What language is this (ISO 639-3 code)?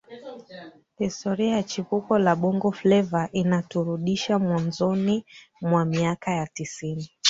swa